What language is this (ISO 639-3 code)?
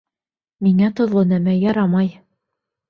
bak